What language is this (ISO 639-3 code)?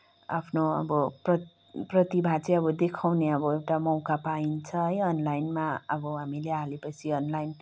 nep